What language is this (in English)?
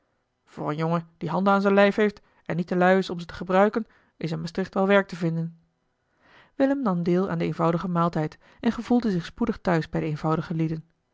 Dutch